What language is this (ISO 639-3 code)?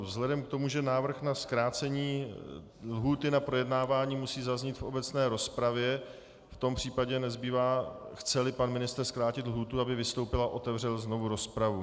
ces